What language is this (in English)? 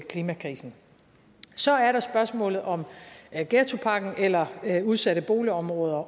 Danish